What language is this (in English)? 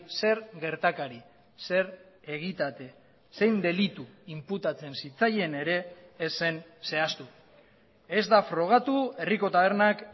Basque